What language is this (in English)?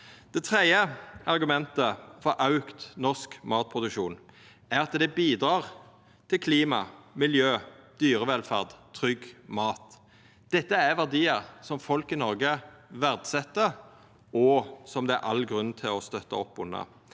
Norwegian